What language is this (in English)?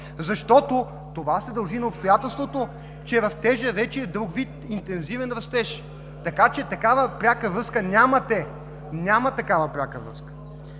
Bulgarian